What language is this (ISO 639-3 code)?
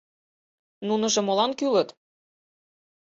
chm